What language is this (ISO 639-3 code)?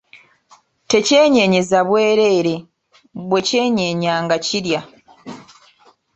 lug